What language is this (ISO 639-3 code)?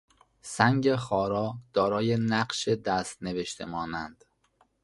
fas